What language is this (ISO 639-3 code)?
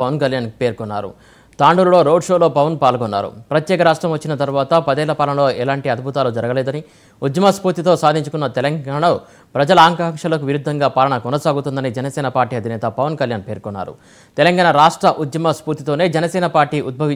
tur